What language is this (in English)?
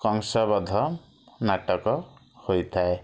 Odia